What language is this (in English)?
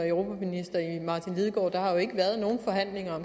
Danish